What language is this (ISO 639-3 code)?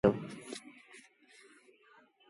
sbn